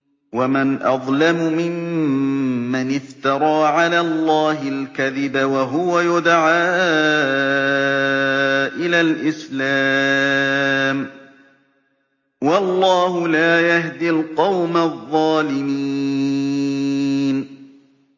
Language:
Arabic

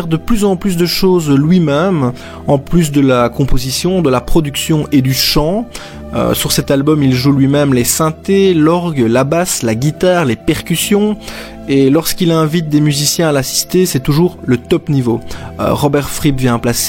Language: French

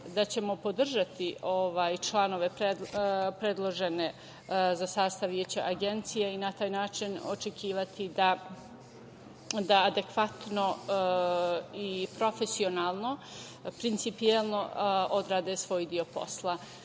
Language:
Serbian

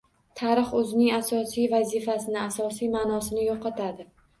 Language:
Uzbek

